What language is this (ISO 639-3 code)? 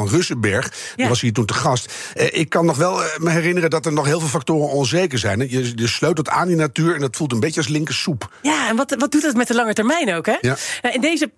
nld